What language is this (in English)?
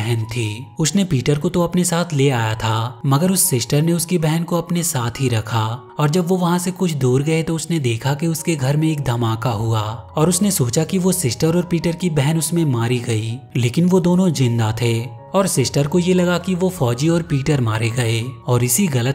Hindi